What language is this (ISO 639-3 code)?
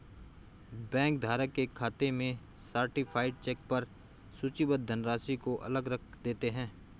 hin